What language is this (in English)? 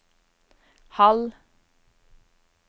Norwegian